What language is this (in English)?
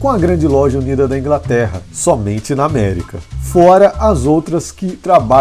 Portuguese